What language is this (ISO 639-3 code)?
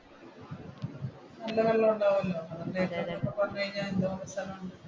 mal